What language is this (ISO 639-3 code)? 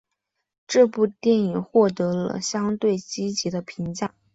zho